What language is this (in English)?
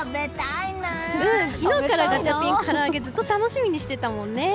Japanese